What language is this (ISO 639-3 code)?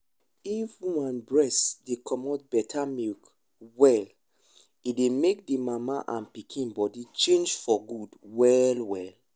pcm